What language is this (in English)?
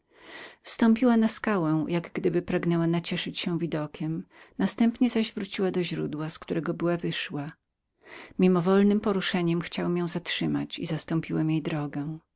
Polish